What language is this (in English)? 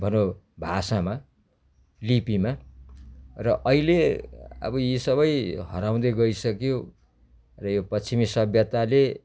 Nepali